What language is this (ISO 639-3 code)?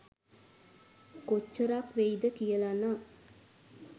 sin